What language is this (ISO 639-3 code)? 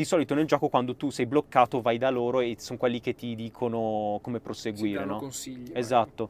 ita